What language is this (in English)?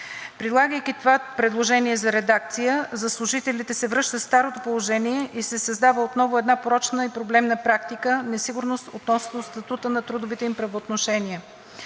Bulgarian